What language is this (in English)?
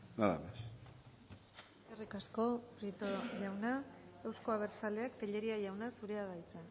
Basque